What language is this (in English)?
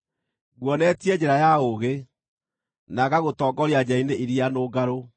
Kikuyu